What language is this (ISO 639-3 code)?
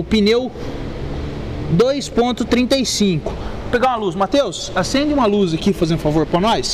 por